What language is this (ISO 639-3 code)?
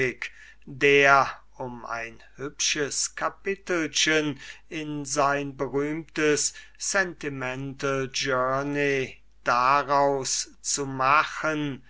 deu